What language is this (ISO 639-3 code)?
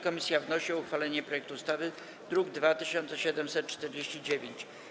pol